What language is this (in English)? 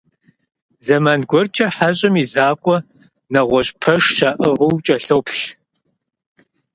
Kabardian